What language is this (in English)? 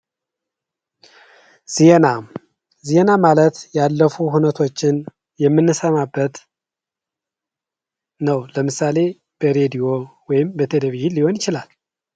Amharic